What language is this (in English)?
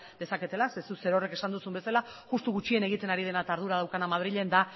Basque